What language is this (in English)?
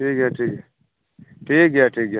Santali